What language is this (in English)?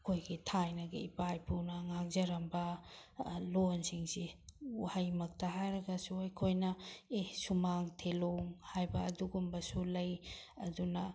Manipuri